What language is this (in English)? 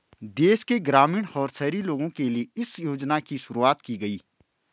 Hindi